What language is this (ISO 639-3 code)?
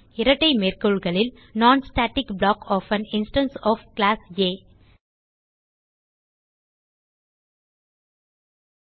tam